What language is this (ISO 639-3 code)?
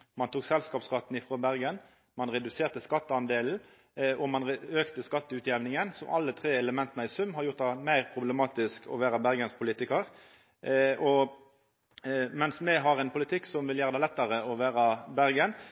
nno